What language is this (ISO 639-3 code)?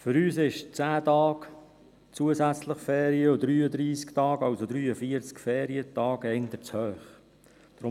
gsw